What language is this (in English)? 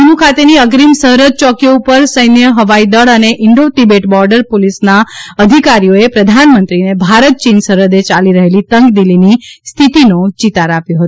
Gujarati